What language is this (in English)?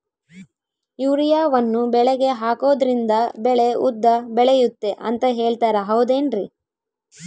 Kannada